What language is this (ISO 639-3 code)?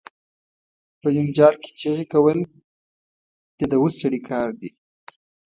pus